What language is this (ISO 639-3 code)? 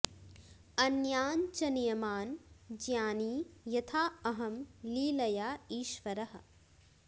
san